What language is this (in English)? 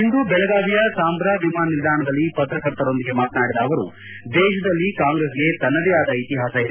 Kannada